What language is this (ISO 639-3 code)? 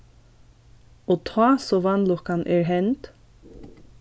fao